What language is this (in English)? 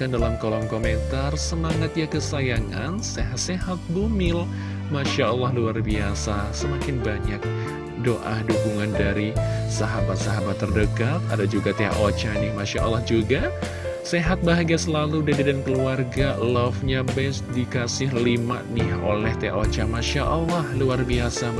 Indonesian